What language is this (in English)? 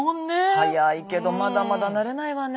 Japanese